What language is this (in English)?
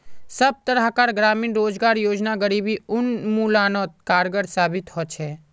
Magahi